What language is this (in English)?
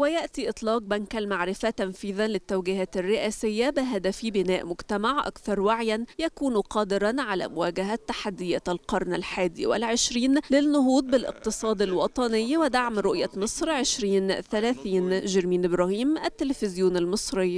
Arabic